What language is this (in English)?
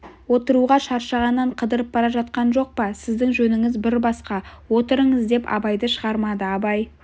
Kazakh